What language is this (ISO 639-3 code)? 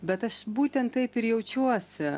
lit